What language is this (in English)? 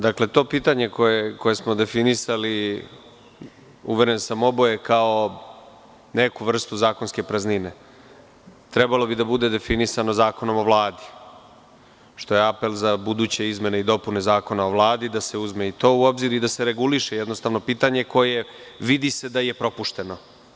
Serbian